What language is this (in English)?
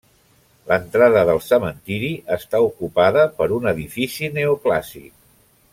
Catalan